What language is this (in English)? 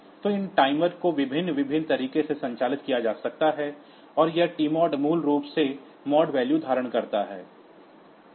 Hindi